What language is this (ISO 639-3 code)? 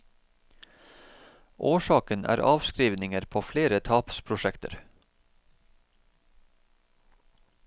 nor